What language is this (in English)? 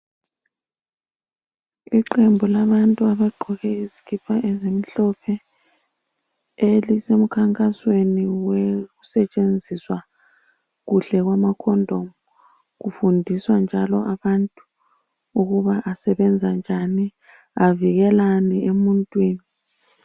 North Ndebele